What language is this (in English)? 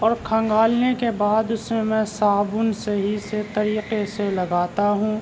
Urdu